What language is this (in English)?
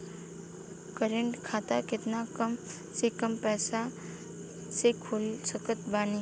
Bhojpuri